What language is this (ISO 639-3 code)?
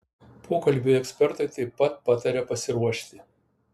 lit